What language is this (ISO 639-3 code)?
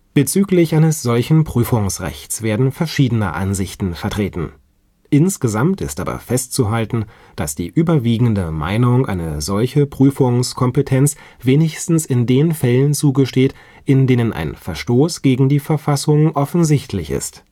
deu